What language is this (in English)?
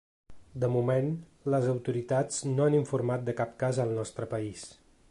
Catalan